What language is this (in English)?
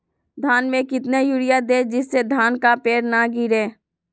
Magahi